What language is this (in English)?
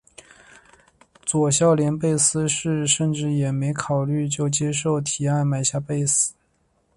Chinese